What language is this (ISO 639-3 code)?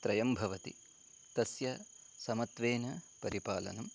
san